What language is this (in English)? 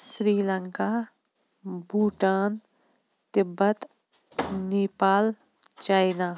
Kashmiri